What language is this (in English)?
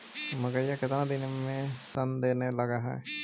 Magahi